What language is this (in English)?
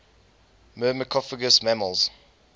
English